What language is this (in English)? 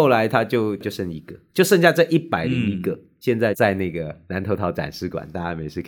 Chinese